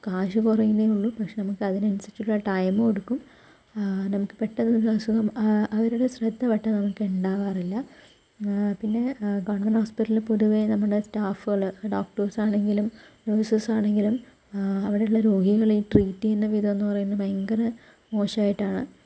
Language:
Malayalam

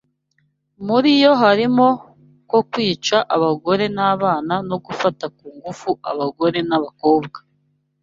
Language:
Kinyarwanda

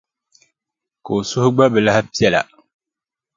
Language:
Dagbani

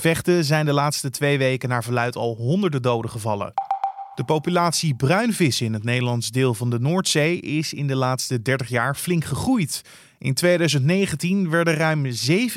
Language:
Dutch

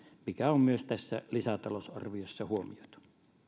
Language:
Finnish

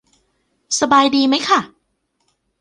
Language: Thai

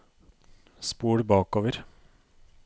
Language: Norwegian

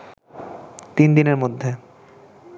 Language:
Bangla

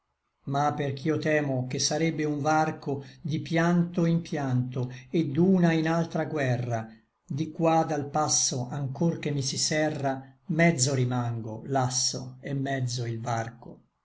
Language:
Italian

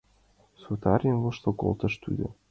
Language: Mari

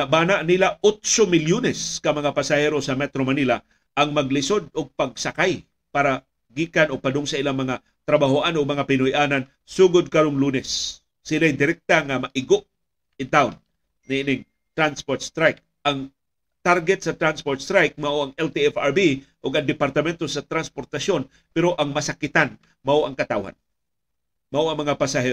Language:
Filipino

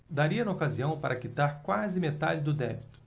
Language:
Portuguese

